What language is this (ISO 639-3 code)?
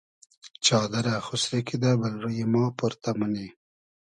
haz